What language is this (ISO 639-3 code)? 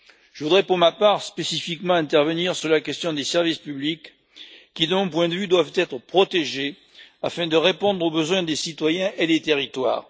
fra